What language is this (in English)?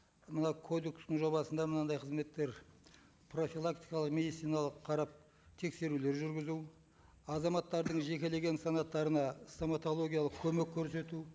Kazakh